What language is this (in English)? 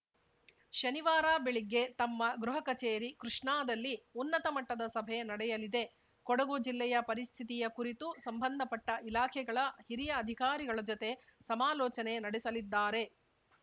Kannada